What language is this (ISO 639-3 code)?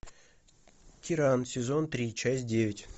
rus